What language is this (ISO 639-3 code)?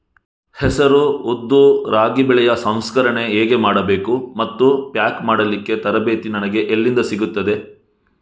kan